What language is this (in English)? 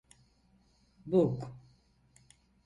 Turkish